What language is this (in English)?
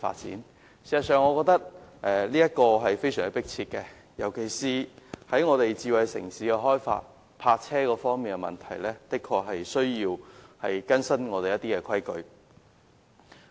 Cantonese